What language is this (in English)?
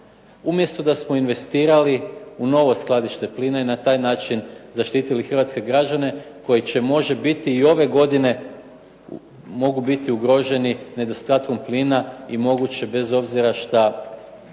Croatian